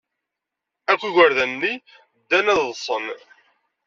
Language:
Kabyle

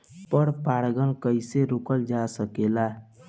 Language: Bhojpuri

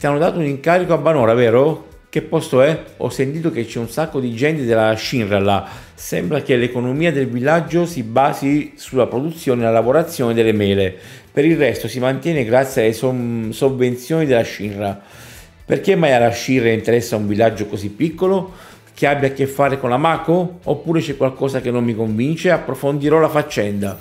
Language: Italian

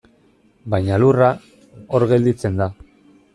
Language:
Basque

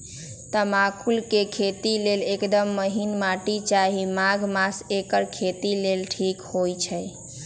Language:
Magahi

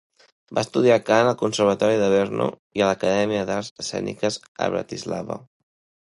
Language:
Catalan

